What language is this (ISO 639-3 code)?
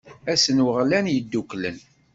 kab